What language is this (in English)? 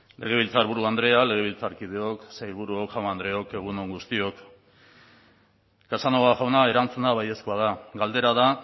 Basque